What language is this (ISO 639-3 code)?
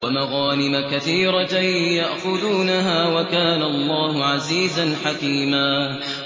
ara